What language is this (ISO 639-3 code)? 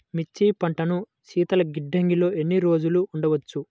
tel